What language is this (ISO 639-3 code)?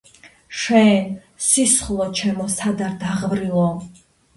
kat